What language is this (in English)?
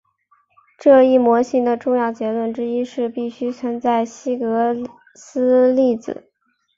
Chinese